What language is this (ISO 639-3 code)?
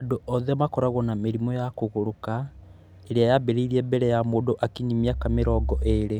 kik